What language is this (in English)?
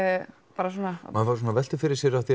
Icelandic